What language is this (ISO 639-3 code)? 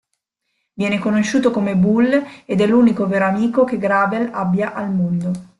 ita